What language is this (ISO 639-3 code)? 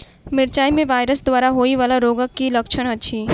mai